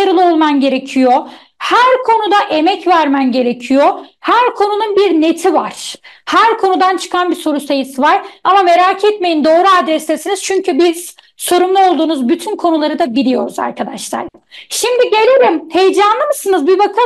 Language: Turkish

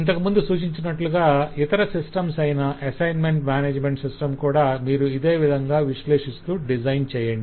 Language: Telugu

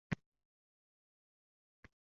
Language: Uzbek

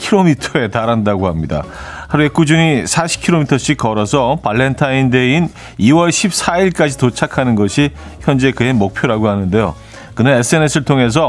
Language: Korean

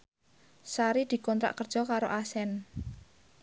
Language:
Javanese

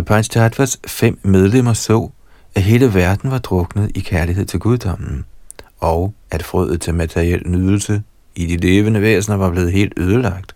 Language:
Danish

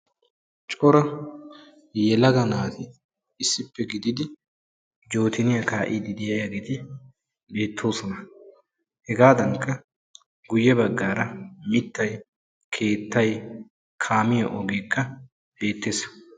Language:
Wolaytta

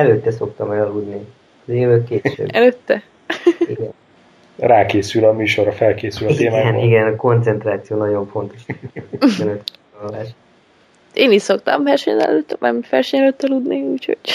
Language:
Hungarian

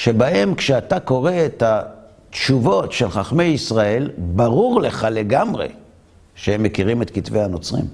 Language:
Hebrew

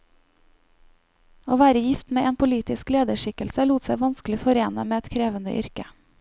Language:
Norwegian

